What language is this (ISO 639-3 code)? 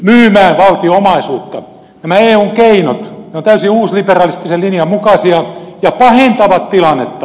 fin